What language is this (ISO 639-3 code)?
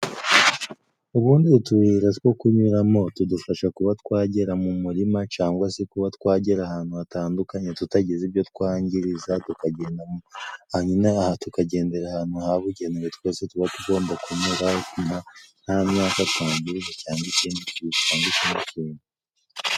kin